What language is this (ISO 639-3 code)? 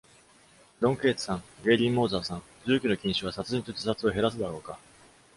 jpn